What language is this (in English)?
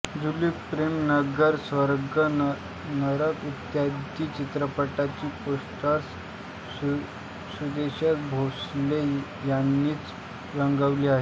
Marathi